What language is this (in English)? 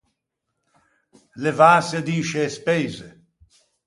Ligurian